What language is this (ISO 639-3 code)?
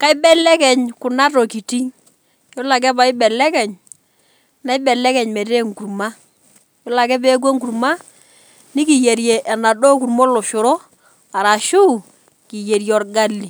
mas